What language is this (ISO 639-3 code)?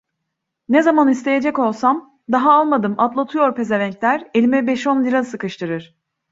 tur